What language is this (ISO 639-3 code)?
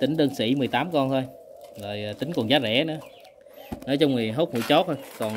vie